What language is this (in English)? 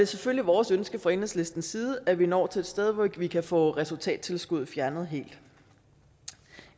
Danish